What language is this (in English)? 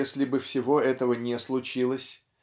Russian